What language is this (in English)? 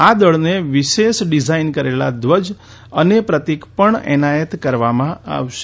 Gujarati